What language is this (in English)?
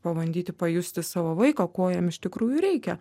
Lithuanian